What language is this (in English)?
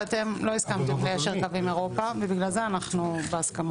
Hebrew